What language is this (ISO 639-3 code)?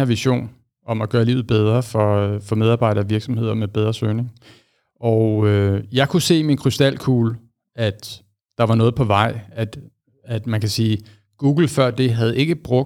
dan